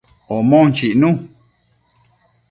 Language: Matsés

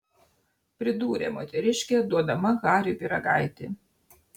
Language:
Lithuanian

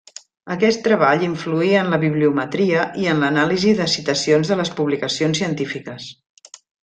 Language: Catalan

